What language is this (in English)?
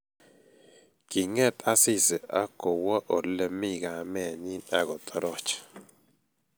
Kalenjin